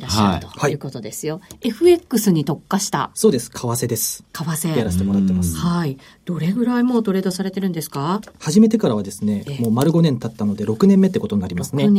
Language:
Japanese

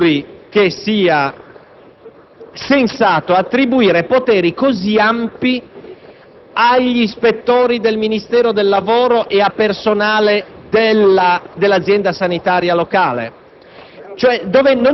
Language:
Italian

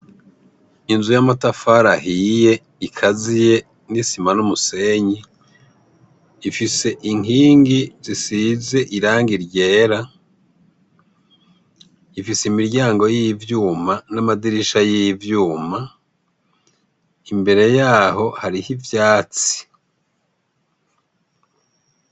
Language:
Rundi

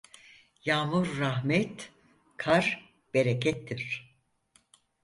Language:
Turkish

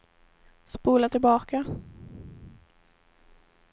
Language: Swedish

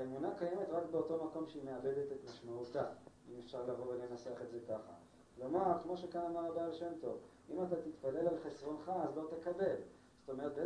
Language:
Hebrew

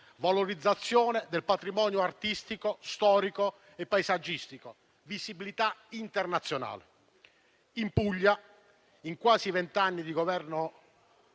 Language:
Italian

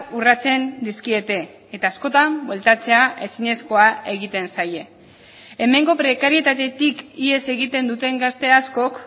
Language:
Basque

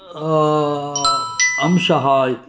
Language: Sanskrit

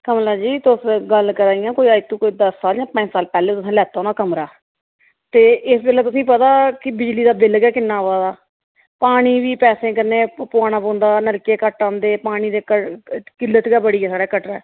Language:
Dogri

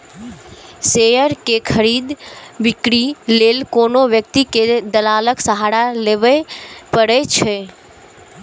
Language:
Maithili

